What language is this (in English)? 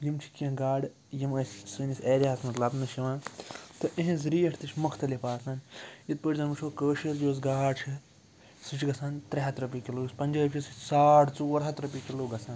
Kashmiri